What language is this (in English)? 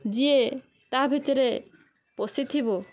Odia